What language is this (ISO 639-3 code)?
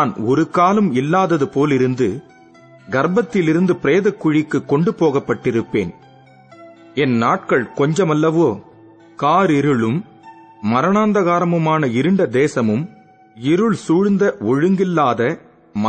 tam